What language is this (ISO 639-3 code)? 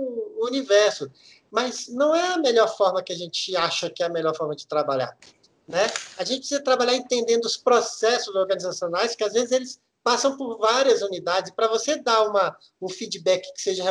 por